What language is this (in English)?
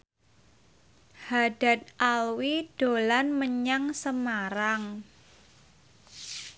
Javanese